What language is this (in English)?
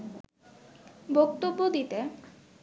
Bangla